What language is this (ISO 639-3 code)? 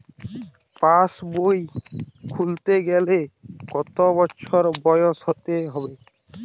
ben